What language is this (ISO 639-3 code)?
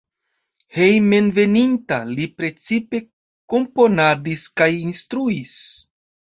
epo